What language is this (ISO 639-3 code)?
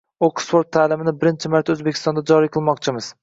uzb